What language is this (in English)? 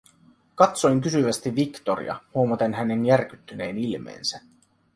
Finnish